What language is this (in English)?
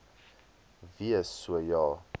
Afrikaans